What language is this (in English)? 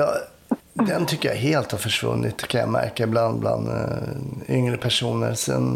Swedish